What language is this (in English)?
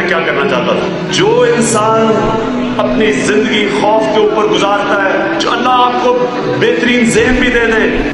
Hindi